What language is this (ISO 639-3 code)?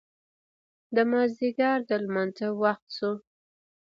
pus